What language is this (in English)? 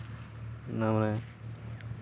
Santali